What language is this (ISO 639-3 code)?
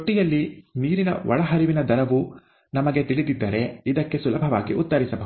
kan